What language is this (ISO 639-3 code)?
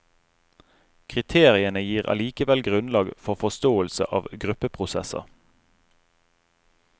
nor